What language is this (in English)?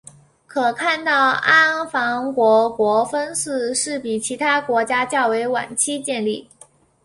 Chinese